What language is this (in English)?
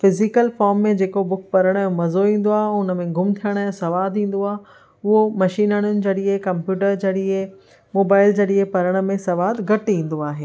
Sindhi